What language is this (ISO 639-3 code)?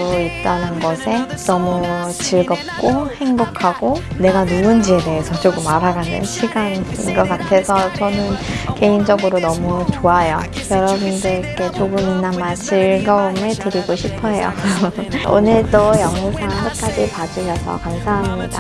kor